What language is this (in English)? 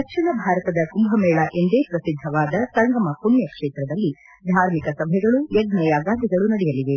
Kannada